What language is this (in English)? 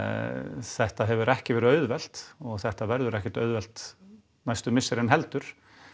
Icelandic